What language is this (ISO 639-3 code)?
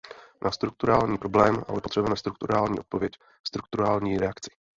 ces